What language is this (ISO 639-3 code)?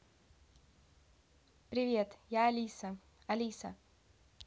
rus